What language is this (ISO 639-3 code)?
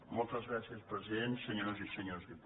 cat